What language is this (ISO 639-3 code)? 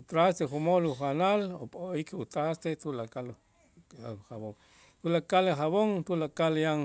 itz